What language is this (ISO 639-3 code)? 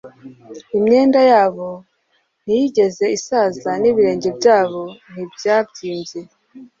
kin